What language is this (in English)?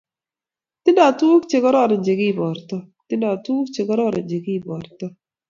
Kalenjin